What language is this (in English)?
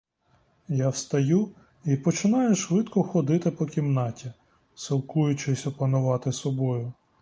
Ukrainian